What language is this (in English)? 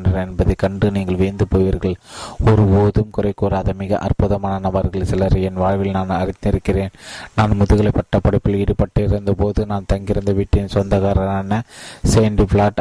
Tamil